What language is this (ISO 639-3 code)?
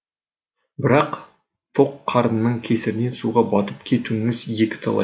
kaz